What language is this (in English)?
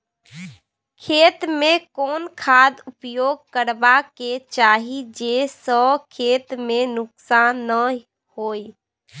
Maithili